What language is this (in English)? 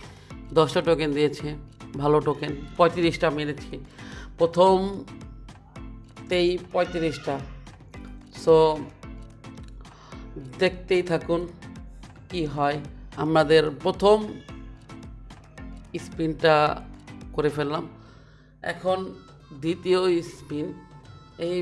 English